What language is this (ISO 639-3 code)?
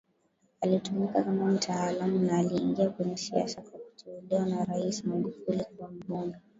swa